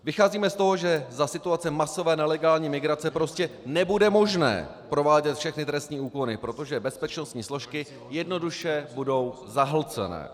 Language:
Czech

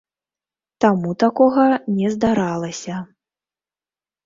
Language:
Belarusian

